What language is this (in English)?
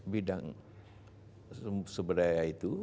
Indonesian